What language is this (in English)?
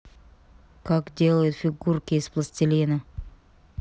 Russian